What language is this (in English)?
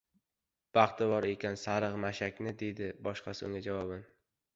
Uzbek